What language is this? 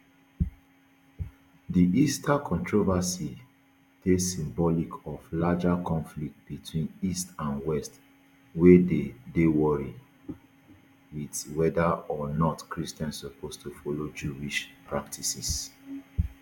Nigerian Pidgin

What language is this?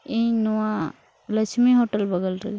Santali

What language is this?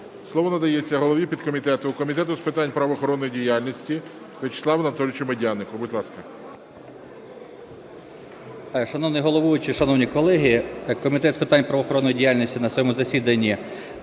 Ukrainian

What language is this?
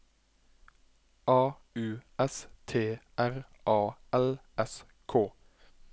Norwegian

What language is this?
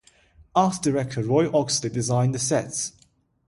English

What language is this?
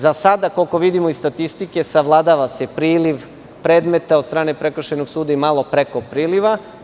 Serbian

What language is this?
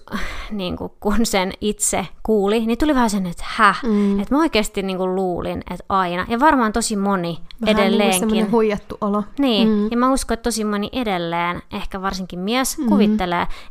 Finnish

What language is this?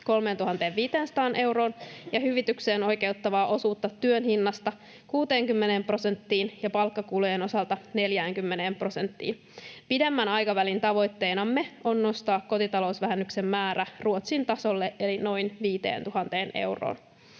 Finnish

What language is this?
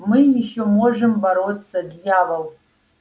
Russian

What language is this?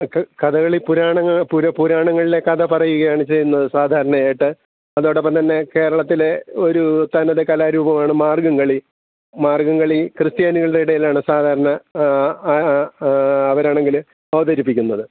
Malayalam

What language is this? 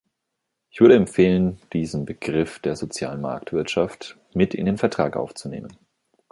German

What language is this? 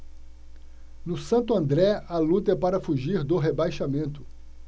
Portuguese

